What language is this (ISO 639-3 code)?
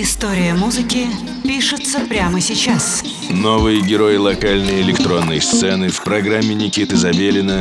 rus